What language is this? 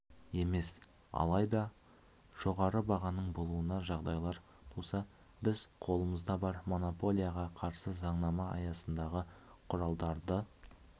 Kazakh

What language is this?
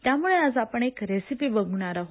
Marathi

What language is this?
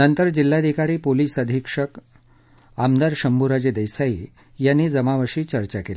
Marathi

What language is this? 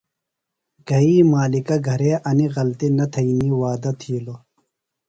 Phalura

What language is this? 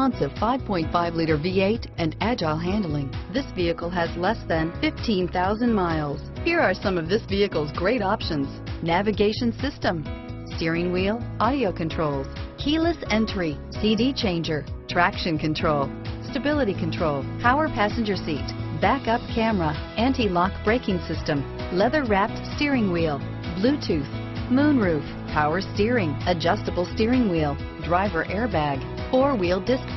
English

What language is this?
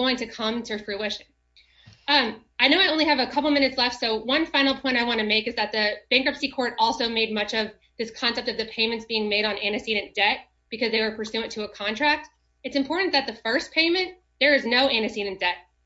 English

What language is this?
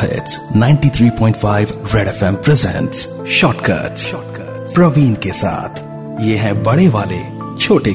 Hindi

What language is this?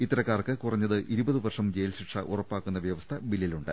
Malayalam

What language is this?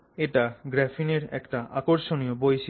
Bangla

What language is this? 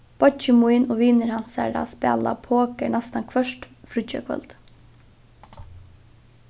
Faroese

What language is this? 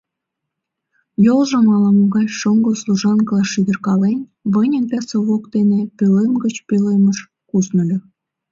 Mari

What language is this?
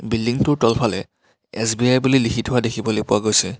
Assamese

